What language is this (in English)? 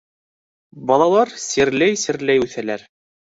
Bashkir